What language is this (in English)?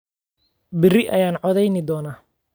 Somali